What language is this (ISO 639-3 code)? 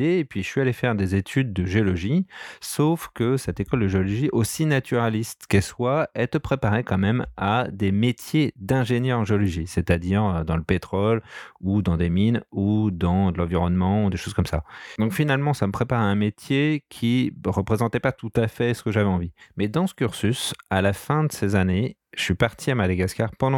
fra